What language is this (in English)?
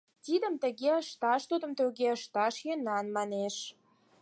Mari